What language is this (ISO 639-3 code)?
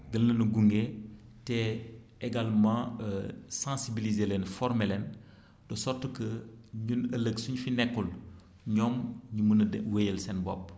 wol